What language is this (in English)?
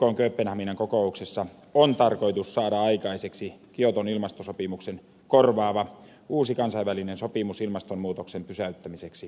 Finnish